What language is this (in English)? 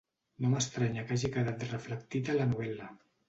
Catalan